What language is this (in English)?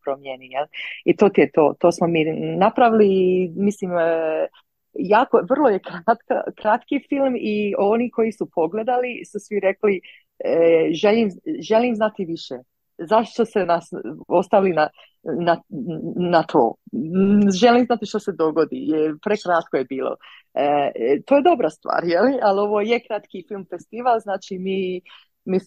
Croatian